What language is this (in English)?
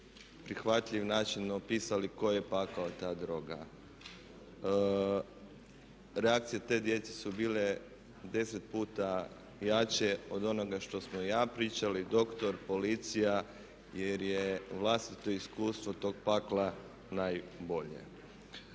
Croatian